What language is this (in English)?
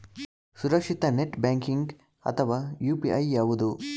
Kannada